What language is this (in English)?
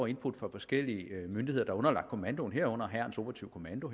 Danish